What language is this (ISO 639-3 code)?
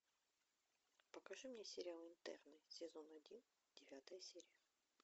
rus